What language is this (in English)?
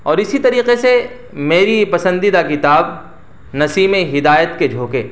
Urdu